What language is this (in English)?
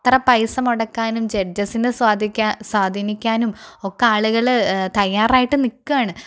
Malayalam